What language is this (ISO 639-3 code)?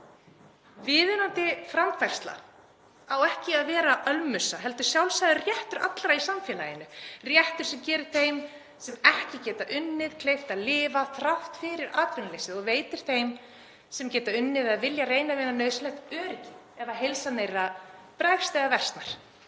isl